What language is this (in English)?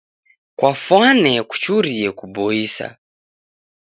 Taita